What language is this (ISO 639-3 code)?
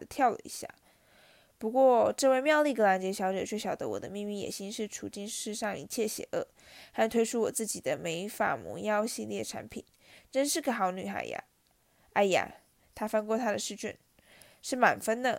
zho